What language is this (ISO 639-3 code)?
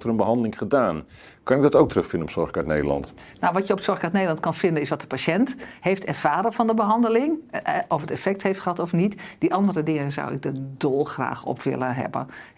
nld